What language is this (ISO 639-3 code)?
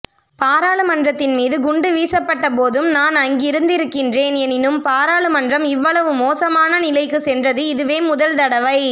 tam